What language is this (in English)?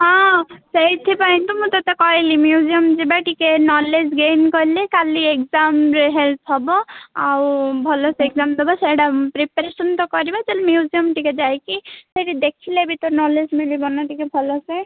Odia